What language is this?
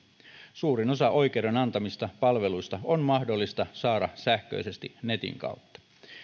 Finnish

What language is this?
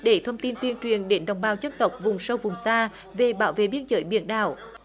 Vietnamese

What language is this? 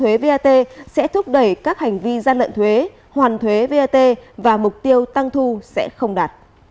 Vietnamese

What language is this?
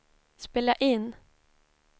Swedish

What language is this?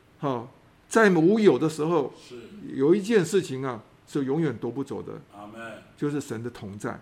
Chinese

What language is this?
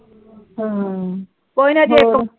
Punjabi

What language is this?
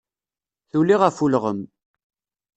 Kabyle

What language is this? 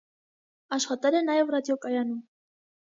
Armenian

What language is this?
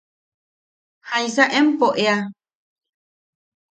Yaqui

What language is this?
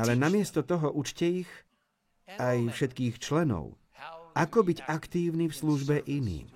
Slovak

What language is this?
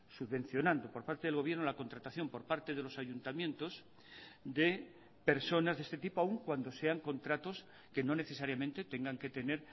Spanish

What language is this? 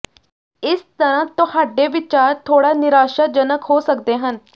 Punjabi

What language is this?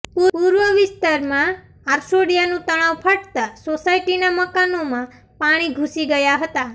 Gujarati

